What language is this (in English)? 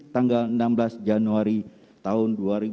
Indonesian